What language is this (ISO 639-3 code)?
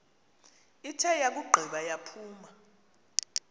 xho